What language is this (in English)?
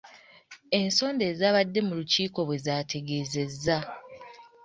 Ganda